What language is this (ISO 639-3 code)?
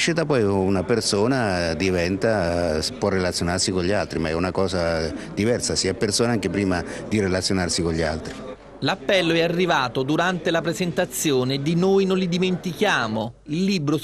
ita